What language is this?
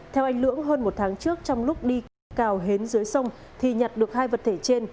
Vietnamese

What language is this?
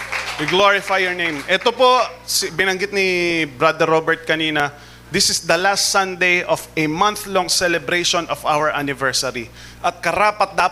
Filipino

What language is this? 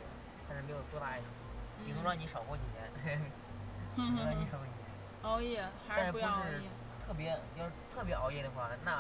Chinese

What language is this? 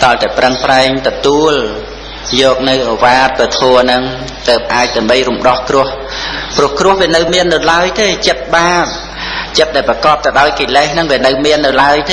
Khmer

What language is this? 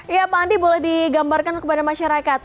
Indonesian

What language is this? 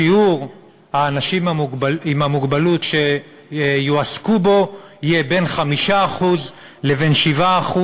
Hebrew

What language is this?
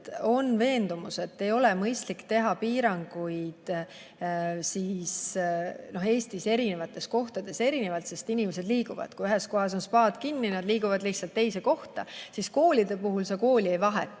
Estonian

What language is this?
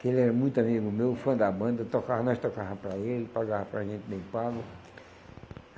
Portuguese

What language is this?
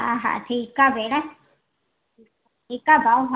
Sindhi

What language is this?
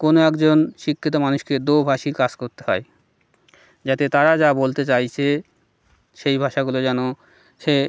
Bangla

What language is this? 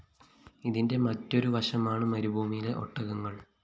Malayalam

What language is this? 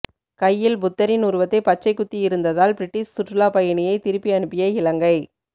Tamil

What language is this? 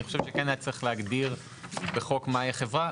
Hebrew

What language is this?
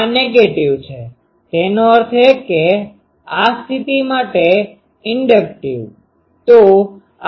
Gujarati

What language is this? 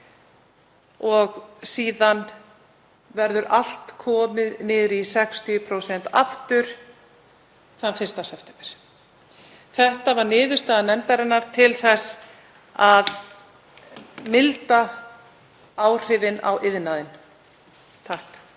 Icelandic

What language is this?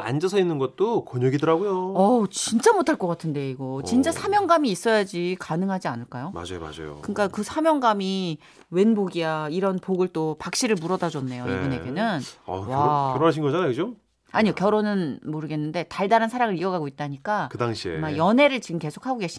Korean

